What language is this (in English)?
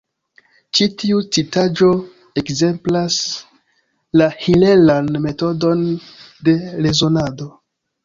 Esperanto